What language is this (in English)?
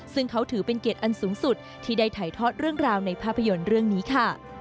Thai